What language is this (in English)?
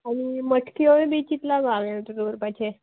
Konkani